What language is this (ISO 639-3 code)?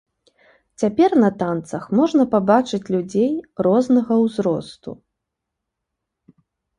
bel